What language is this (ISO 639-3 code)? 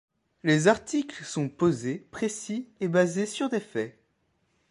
fra